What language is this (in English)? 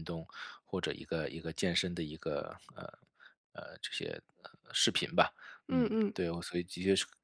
Chinese